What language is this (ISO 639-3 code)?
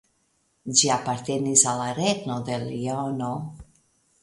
epo